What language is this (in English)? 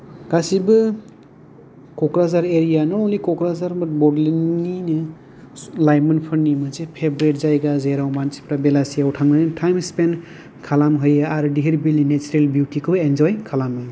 Bodo